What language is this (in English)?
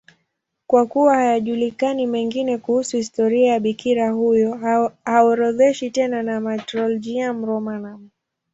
Swahili